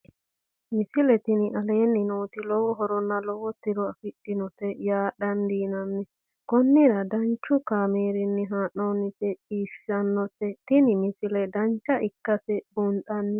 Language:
Sidamo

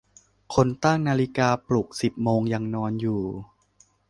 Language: Thai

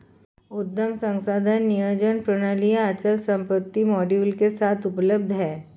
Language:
Hindi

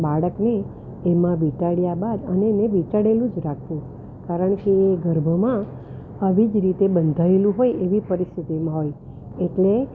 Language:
Gujarati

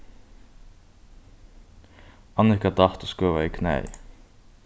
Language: Faroese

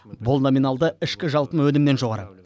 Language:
Kazakh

